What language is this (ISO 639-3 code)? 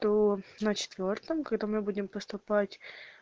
rus